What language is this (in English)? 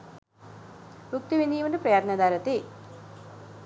Sinhala